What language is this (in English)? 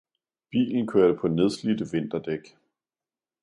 Danish